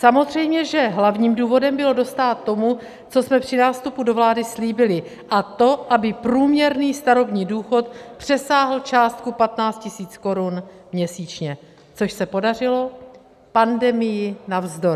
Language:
Czech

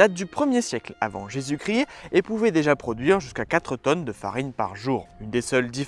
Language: French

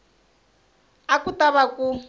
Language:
Tsonga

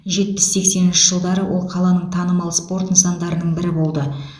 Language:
Kazakh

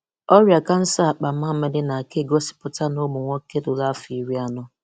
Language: Igbo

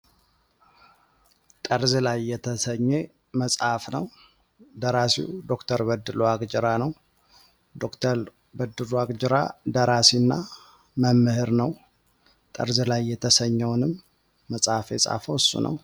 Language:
Amharic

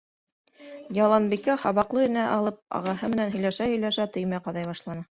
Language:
Bashkir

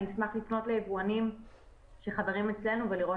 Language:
Hebrew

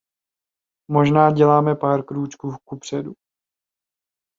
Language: Czech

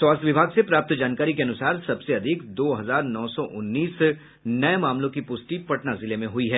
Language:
Hindi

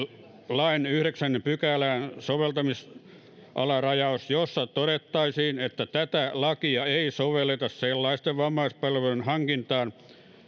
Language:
Finnish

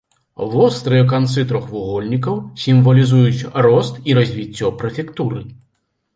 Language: Belarusian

